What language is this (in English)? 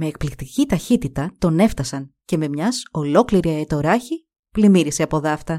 Greek